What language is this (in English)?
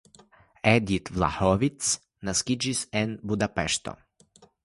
Esperanto